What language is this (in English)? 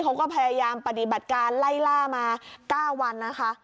Thai